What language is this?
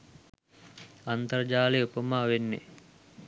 Sinhala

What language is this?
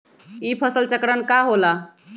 Magahi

